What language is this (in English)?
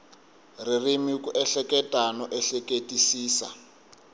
Tsonga